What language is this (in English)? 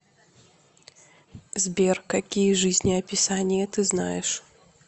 Russian